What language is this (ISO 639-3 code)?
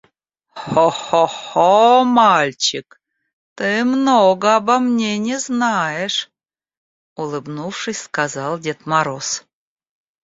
rus